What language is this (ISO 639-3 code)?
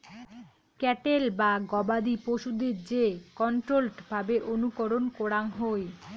ben